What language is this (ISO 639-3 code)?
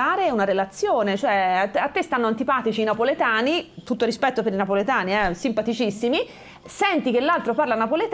ita